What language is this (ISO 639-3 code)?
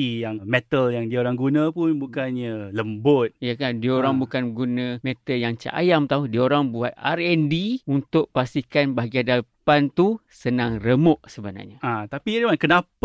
msa